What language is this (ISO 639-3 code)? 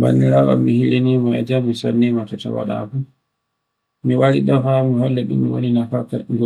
fue